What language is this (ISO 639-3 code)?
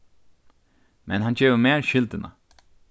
fao